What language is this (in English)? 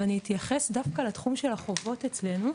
Hebrew